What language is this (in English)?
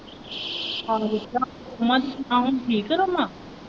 Punjabi